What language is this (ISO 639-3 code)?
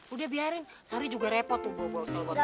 ind